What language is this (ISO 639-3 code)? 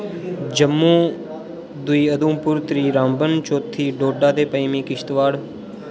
doi